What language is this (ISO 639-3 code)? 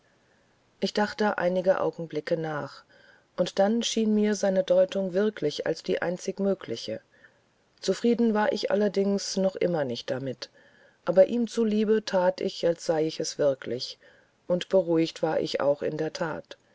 deu